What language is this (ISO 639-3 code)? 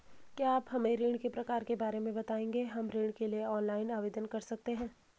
hin